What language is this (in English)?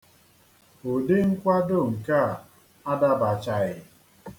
Igbo